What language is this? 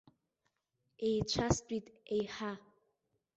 Abkhazian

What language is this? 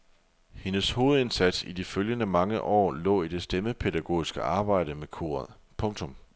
Danish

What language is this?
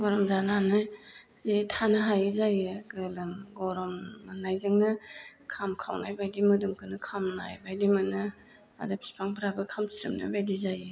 Bodo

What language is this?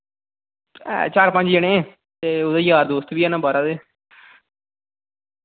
Dogri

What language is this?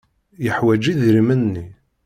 Kabyle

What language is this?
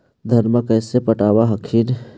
Magahi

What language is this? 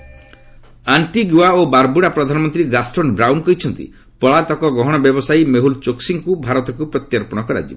Odia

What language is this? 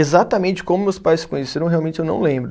Portuguese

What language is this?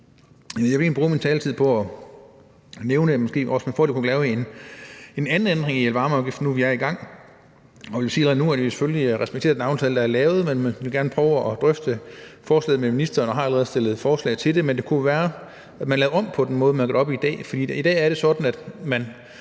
Danish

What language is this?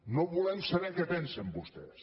Catalan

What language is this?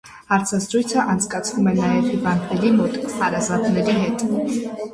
Armenian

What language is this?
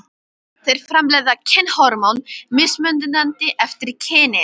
Icelandic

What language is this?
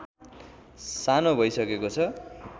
Nepali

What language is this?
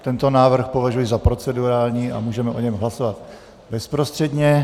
Czech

